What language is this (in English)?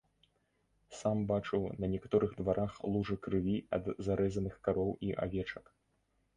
Belarusian